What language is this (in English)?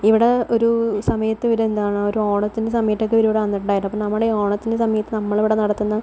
Malayalam